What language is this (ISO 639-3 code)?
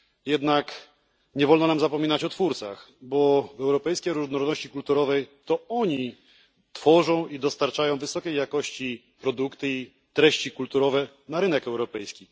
pol